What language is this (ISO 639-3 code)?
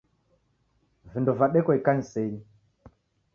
dav